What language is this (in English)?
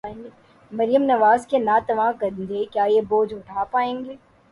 Urdu